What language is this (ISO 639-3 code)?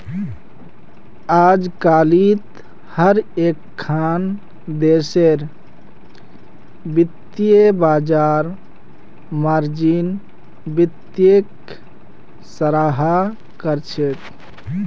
mag